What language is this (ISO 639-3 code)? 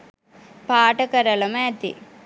sin